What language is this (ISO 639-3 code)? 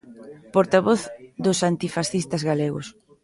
glg